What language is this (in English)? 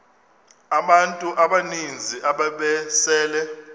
Xhosa